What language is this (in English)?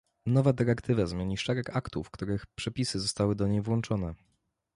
Polish